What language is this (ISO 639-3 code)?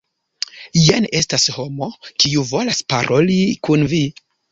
epo